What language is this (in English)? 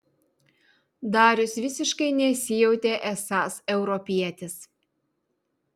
Lithuanian